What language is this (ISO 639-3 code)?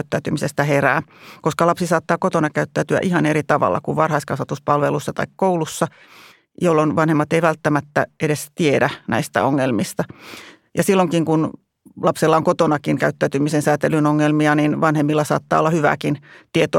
fin